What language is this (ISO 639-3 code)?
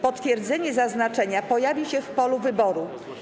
pol